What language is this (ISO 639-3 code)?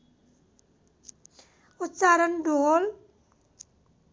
nep